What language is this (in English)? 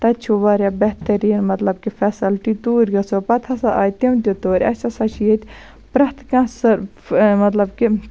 Kashmiri